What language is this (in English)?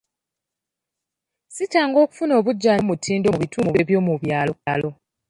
Ganda